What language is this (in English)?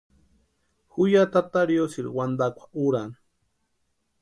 Western Highland Purepecha